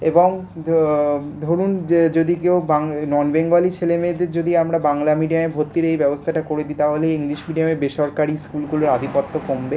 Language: Bangla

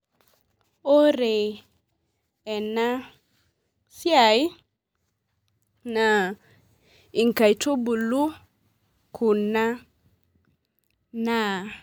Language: Masai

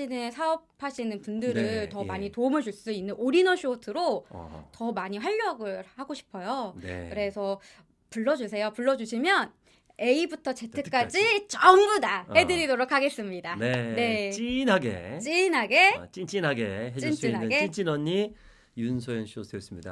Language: Korean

